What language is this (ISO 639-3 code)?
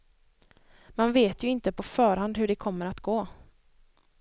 swe